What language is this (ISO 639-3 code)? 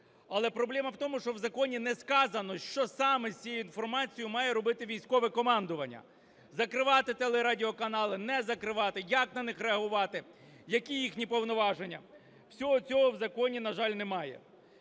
ukr